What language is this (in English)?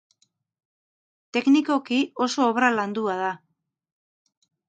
Basque